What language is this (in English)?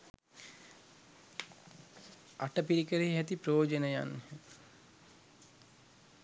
Sinhala